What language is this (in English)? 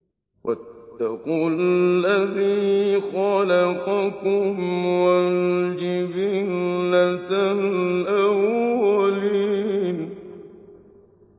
Arabic